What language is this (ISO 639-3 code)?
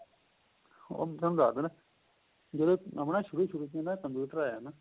pan